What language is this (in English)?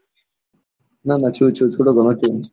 Gujarati